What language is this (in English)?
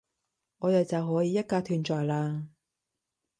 Cantonese